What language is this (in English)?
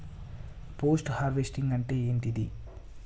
Telugu